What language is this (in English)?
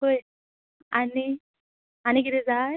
Konkani